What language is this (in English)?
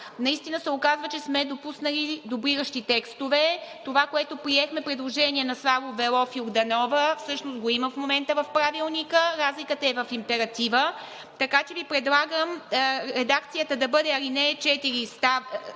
Bulgarian